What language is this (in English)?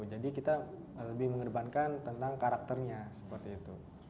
Indonesian